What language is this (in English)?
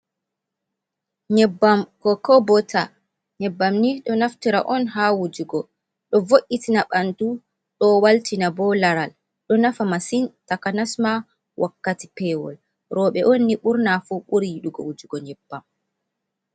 Fula